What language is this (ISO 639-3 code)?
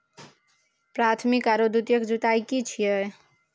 mai